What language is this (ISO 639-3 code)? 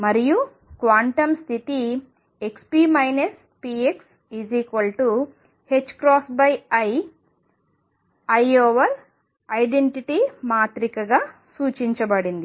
tel